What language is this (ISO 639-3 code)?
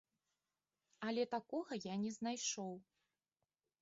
bel